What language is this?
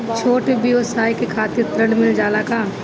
Bhojpuri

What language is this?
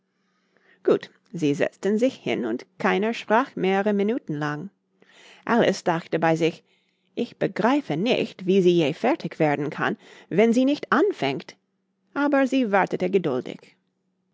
German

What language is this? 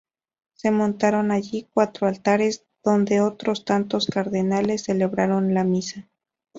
Spanish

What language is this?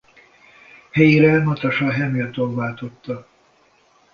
Hungarian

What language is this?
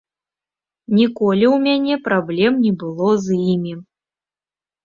Belarusian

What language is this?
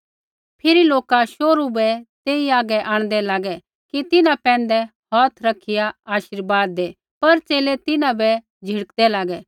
Kullu Pahari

